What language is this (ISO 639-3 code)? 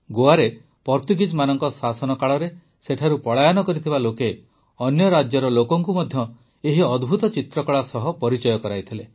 ori